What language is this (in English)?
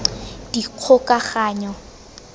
Tswana